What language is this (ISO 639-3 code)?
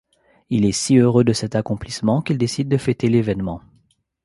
fra